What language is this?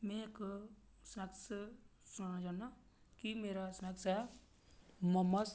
Dogri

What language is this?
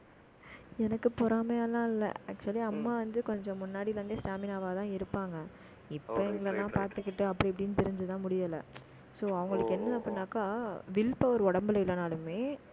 Tamil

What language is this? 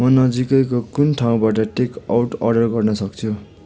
Nepali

